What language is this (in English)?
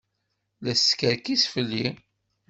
Kabyle